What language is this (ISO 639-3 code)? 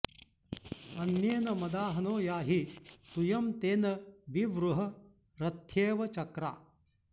san